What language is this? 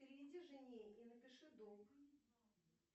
Russian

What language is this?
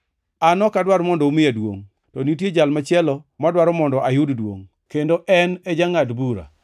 Luo (Kenya and Tanzania)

